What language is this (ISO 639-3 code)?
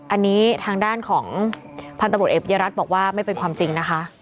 tha